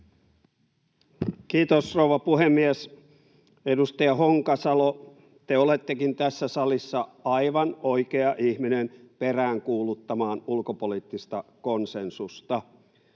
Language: Finnish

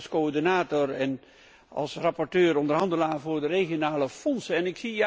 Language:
Dutch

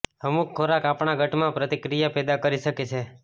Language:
Gujarati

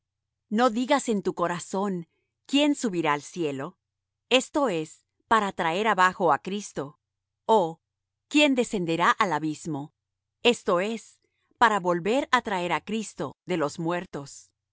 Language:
Spanish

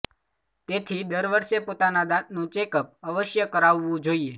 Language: Gujarati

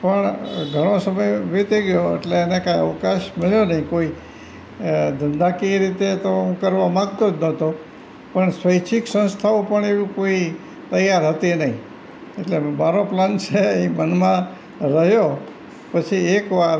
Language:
Gujarati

